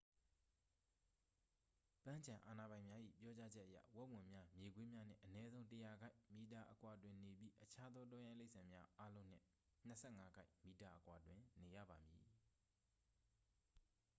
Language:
Burmese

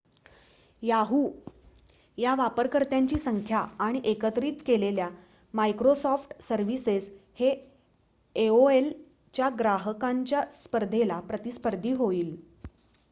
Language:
Marathi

